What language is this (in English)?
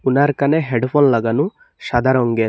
Bangla